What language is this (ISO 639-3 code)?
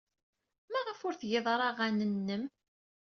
kab